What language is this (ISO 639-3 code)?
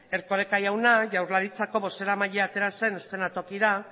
eus